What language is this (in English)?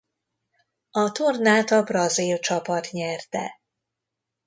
Hungarian